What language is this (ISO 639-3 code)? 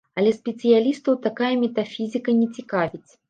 bel